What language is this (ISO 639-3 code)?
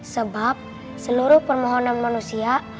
ind